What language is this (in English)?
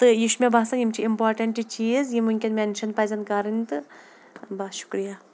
Kashmiri